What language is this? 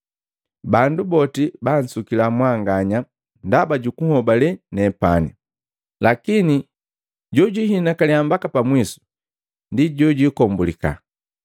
Matengo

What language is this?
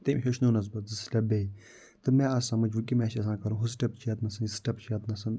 Kashmiri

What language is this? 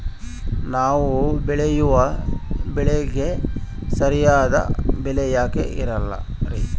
Kannada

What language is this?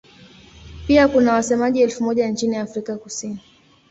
Swahili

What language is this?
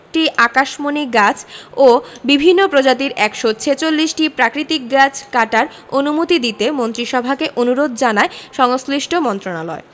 Bangla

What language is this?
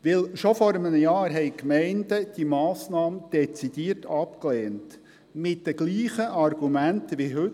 Swiss German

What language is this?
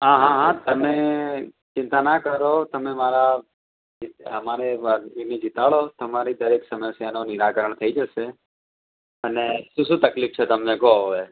Gujarati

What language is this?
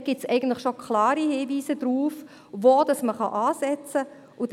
Swiss German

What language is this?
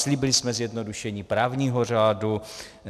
Czech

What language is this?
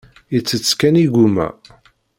Kabyle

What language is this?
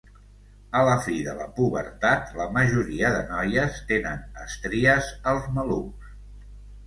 Catalan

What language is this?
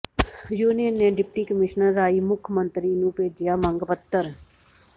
Punjabi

